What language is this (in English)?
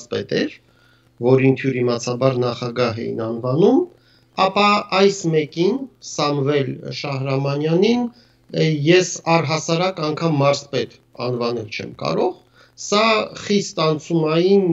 Romanian